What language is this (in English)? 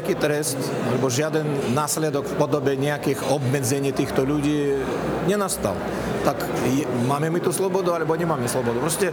Slovak